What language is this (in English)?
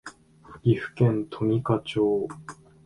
Japanese